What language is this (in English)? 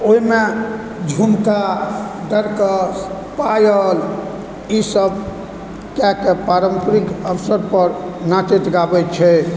Maithili